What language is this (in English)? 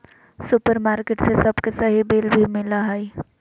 Magahi